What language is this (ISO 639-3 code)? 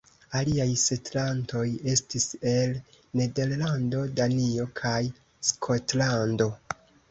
epo